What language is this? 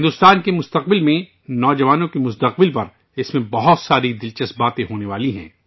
Urdu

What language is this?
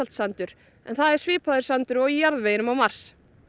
Icelandic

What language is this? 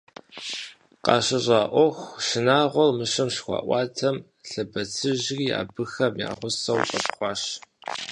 Kabardian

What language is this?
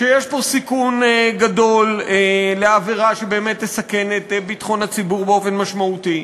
Hebrew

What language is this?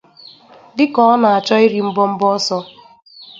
Igbo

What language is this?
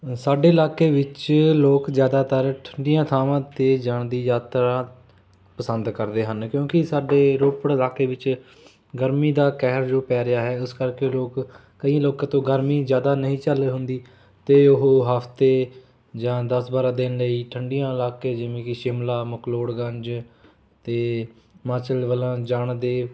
Punjabi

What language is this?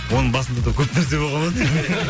Kazakh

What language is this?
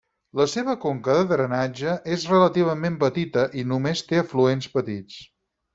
Catalan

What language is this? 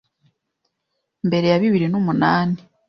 Kinyarwanda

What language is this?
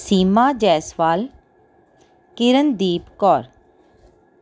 Punjabi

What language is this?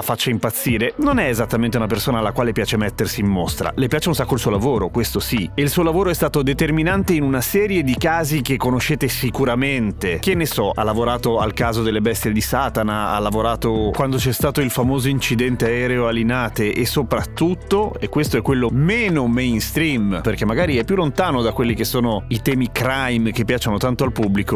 Italian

